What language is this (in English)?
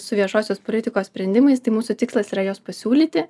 Lithuanian